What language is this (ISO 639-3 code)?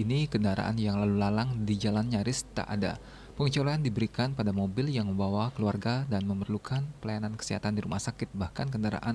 ind